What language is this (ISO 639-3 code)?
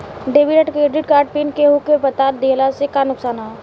bho